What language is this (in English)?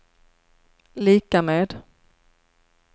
Swedish